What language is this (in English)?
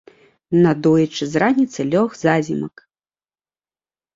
Belarusian